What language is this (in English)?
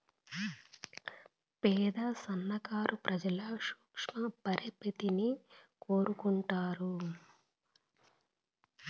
Telugu